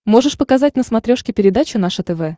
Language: Russian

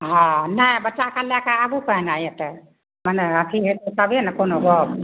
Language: Maithili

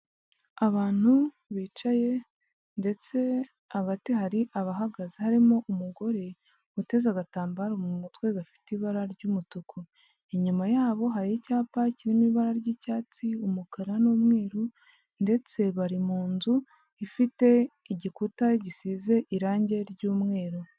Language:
Kinyarwanda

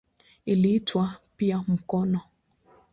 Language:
Swahili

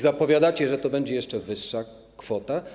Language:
Polish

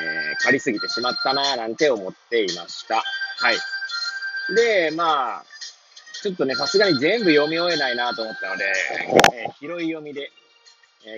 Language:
Japanese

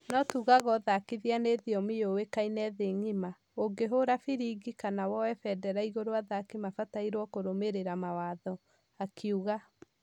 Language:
Kikuyu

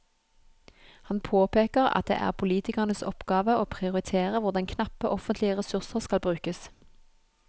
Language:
Norwegian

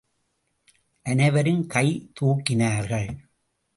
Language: Tamil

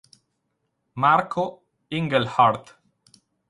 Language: Italian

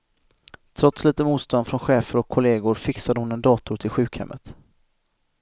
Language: Swedish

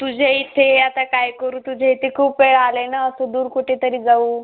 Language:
Marathi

